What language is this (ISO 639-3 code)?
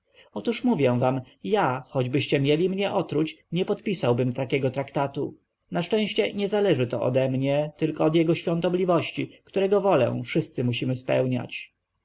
pol